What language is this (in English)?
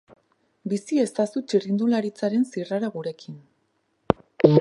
Basque